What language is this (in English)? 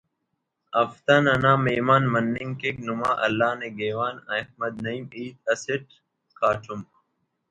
Brahui